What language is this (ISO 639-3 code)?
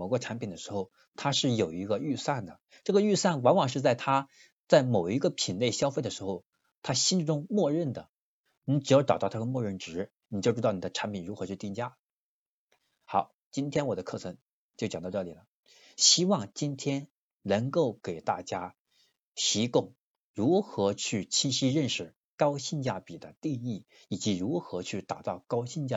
zho